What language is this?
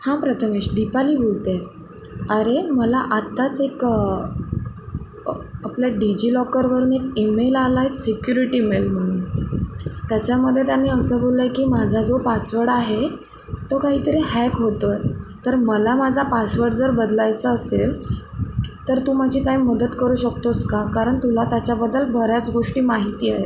Marathi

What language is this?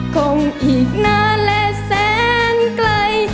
Thai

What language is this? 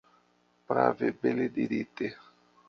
Esperanto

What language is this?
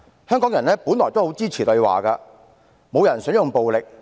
Cantonese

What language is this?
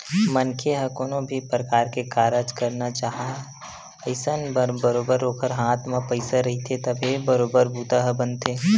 Chhattisgarhi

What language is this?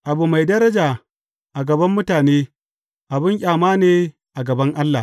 Hausa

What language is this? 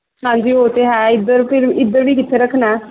Punjabi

